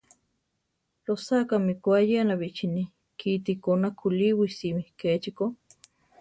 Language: Central Tarahumara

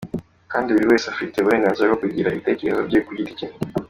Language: Kinyarwanda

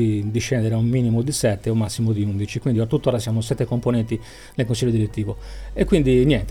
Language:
Italian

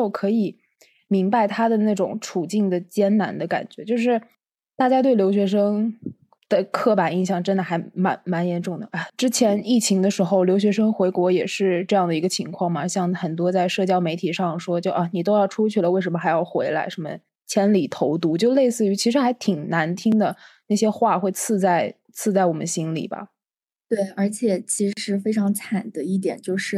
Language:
Chinese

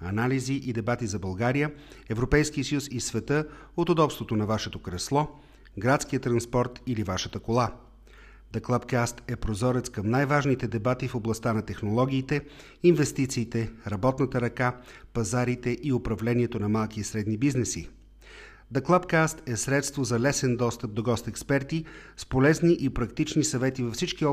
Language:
Bulgarian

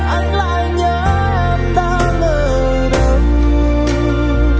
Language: Vietnamese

